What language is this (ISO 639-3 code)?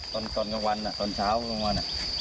tha